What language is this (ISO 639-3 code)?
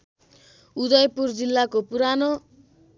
nep